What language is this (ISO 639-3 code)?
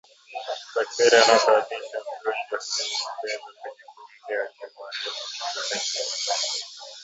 swa